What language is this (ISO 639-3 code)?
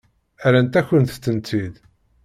kab